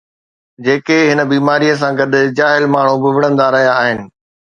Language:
Sindhi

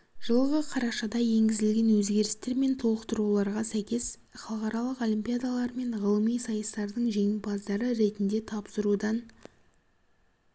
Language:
Kazakh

